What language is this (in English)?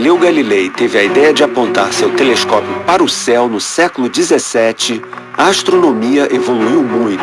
Portuguese